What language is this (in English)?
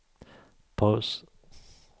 Swedish